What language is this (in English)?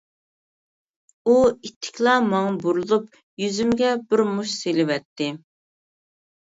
Uyghur